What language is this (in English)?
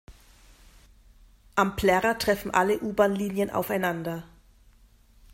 German